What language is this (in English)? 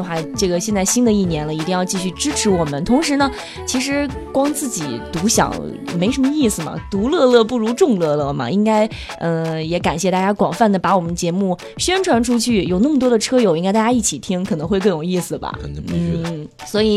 Chinese